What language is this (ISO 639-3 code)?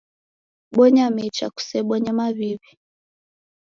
dav